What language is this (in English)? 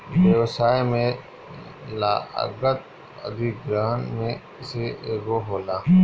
Bhojpuri